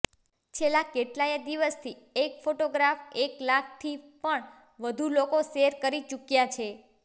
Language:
Gujarati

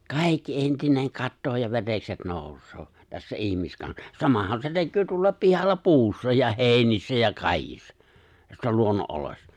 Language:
Finnish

